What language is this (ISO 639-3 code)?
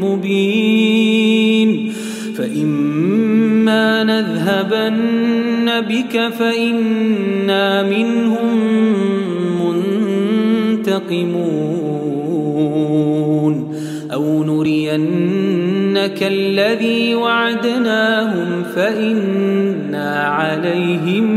ara